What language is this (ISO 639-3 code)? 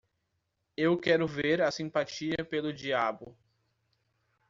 por